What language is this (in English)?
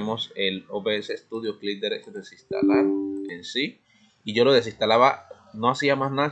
Spanish